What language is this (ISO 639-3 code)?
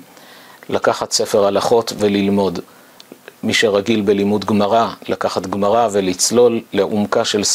heb